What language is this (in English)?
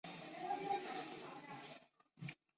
Chinese